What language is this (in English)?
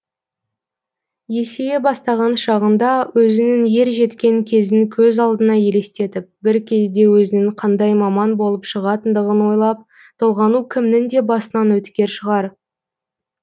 Kazakh